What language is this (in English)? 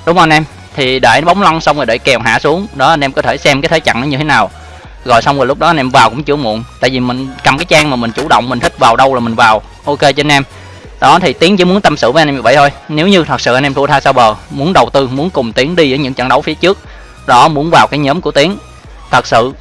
Vietnamese